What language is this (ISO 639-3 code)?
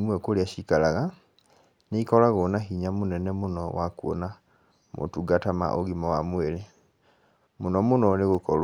kik